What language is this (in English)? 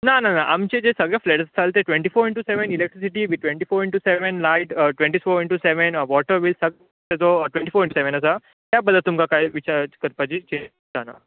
Konkani